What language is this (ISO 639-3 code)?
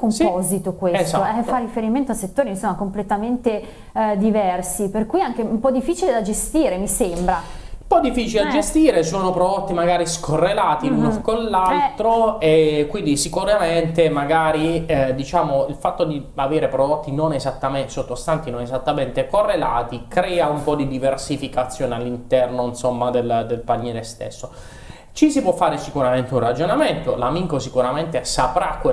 ita